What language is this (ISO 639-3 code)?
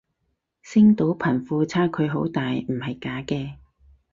yue